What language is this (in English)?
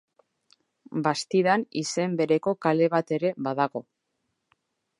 Basque